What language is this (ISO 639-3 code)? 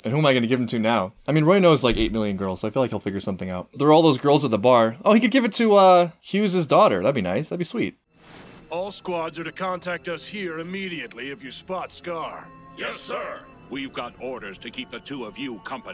eng